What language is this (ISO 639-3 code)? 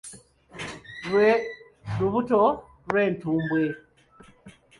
lug